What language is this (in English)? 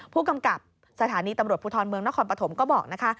Thai